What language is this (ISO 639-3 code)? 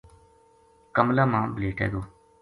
gju